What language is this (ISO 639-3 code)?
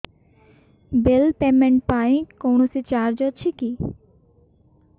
ori